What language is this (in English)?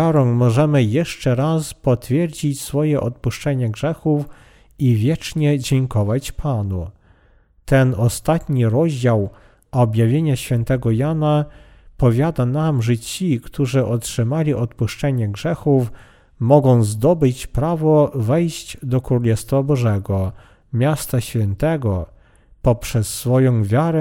Polish